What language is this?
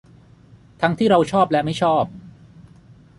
Thai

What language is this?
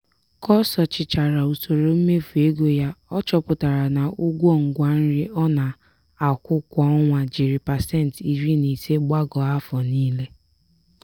Igbo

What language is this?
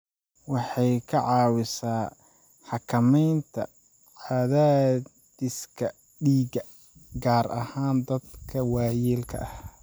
Somali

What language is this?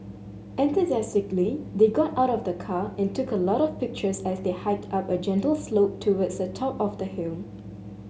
English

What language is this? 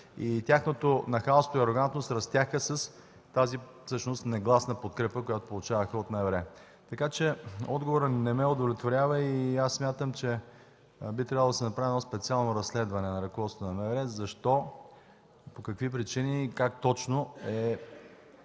Bulgarian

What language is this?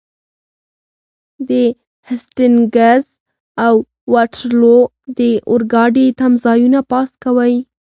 Pashto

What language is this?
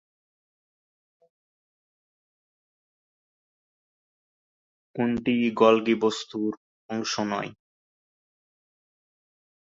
Bangla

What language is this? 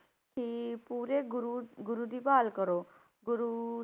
Punjabi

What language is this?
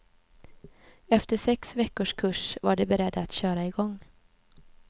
Swedish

